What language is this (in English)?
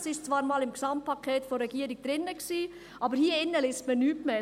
Swiss German